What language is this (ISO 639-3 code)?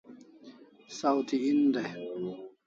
kls